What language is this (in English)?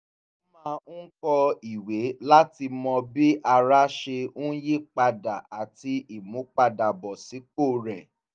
Yoruba